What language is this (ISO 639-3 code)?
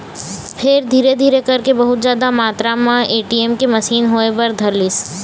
hne